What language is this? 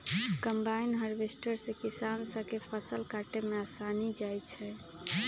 Magahi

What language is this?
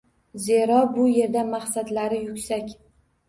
Uzbek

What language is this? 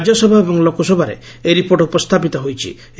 Odia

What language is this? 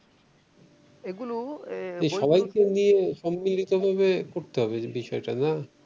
Bangla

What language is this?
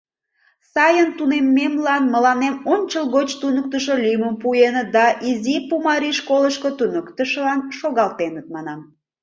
Mari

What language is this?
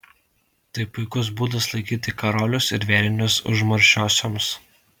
Lithuanian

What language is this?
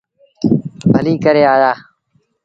Sindhi Bhil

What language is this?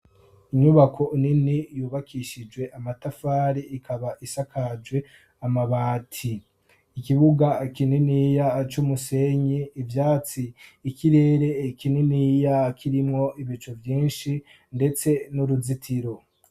Rundi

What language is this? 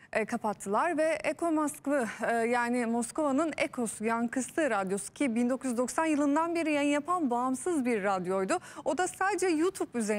Turkish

